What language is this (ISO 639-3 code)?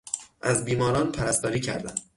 fas